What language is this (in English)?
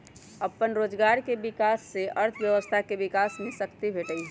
Magahi